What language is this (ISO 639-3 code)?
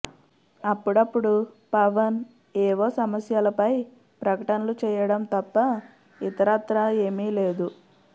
tel